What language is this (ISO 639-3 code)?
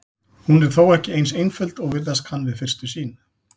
isl